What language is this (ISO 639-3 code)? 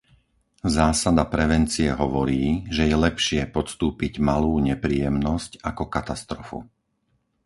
slk